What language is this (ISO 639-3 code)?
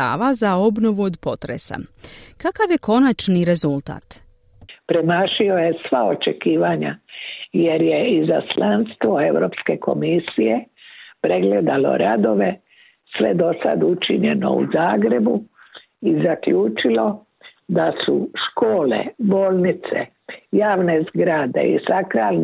hrv